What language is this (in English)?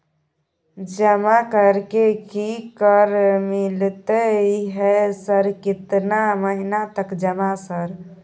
Maithili